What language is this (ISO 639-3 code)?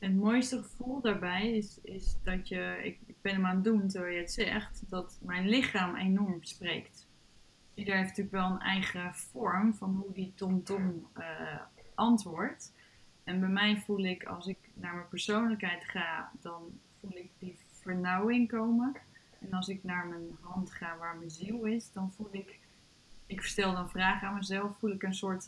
nld